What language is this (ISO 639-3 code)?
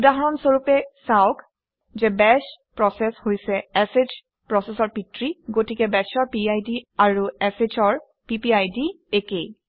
asm